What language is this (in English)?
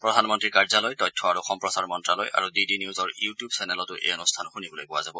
Assamese